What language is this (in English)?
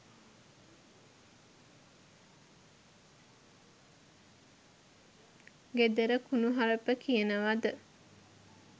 Sinhala